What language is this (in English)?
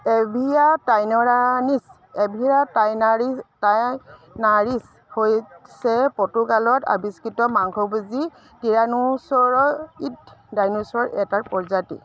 Assamese